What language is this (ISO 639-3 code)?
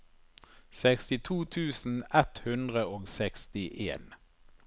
nor